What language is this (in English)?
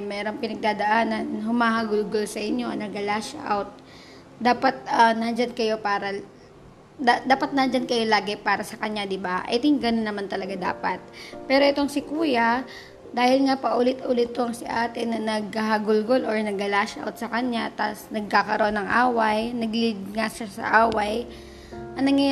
Filipino